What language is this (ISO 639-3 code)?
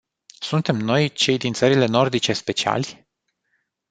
ron